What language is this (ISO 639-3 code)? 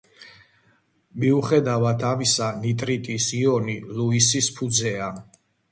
kat